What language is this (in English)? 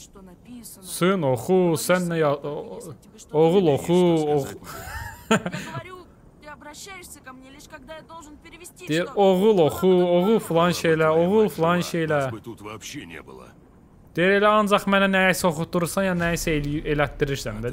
Turkish